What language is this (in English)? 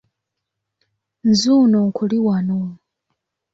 Ganda